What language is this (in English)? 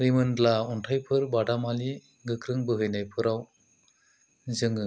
Bodo